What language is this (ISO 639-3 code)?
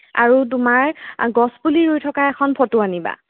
asm